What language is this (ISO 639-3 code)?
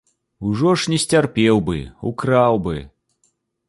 bel